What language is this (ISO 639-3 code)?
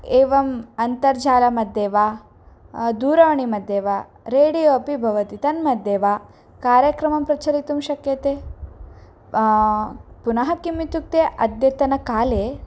san